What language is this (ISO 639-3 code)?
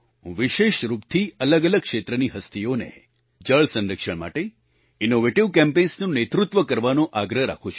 guj